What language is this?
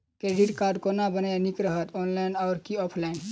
Maithili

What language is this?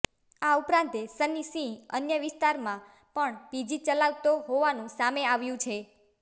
Gujarati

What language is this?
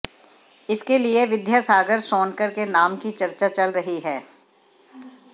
Hindi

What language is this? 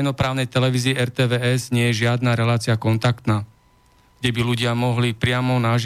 Slovak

